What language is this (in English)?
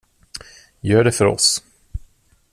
Swedish